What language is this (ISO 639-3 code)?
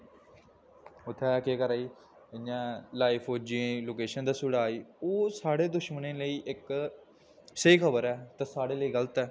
doi